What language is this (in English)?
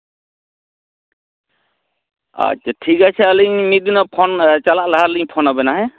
Santali